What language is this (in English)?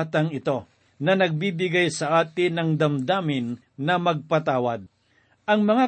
Filipino